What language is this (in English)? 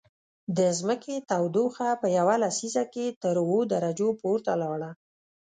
Pashto